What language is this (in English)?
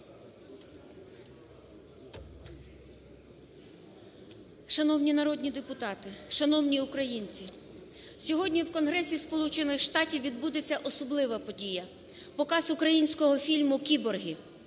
Ukrainian